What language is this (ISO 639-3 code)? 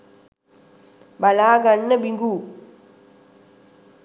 sin